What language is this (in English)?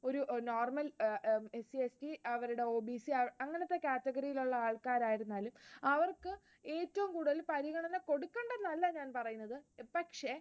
Malayalam